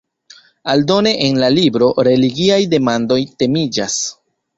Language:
Esperanto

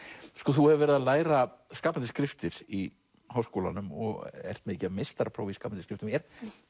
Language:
Icelandic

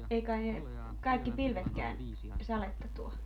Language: Finnish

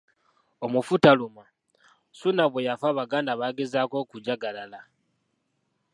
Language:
Ganda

